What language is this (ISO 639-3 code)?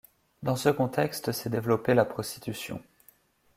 fra